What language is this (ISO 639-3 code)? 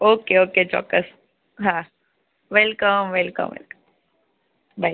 guj